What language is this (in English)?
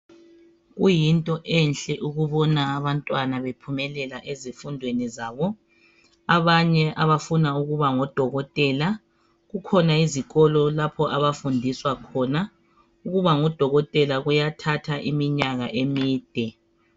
North Ndebele